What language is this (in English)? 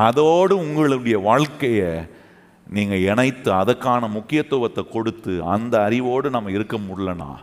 Tamil